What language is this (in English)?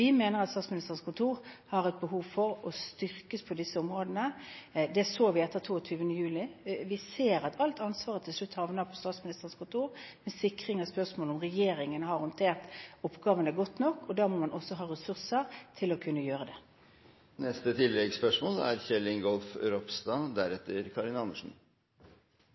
Norwegian